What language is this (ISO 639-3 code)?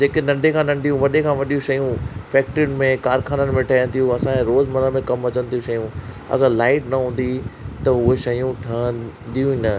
snd